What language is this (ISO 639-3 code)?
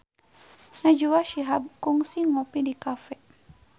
sun